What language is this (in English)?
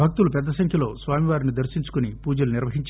Telugu